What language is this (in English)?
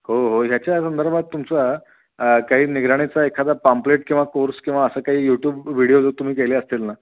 Marathi